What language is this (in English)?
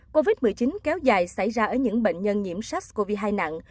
Vietnamese